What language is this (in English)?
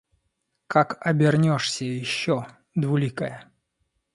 Russian